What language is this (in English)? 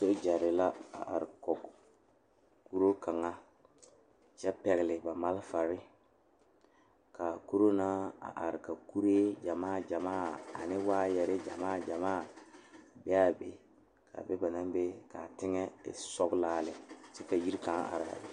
Southern Dagaare